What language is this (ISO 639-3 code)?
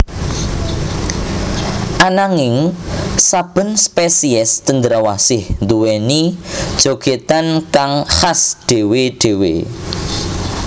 jav